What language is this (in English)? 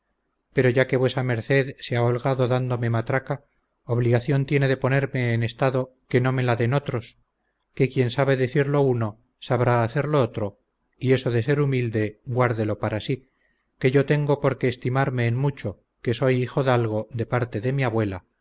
Spanish